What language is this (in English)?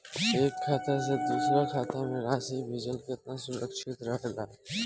Bhojpuri